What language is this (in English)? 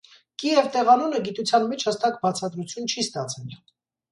Armenian